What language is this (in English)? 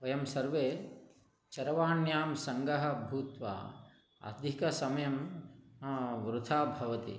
Sanskrit